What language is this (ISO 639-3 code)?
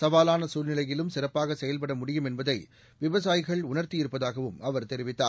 tam